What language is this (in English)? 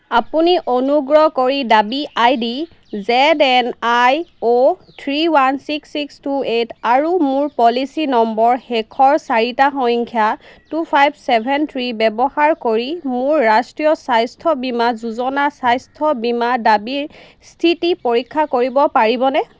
Assamese